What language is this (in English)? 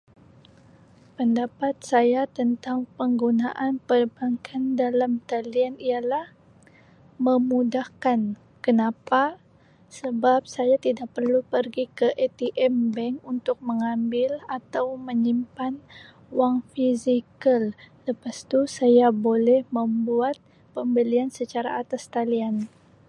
Sabah Malay